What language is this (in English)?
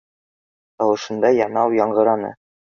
Bashkir